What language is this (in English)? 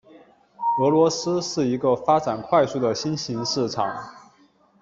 Chinese